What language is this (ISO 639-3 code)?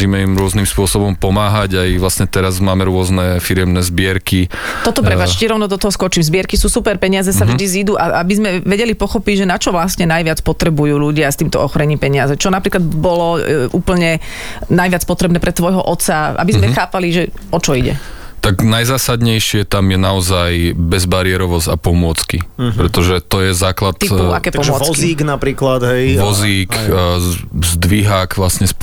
slk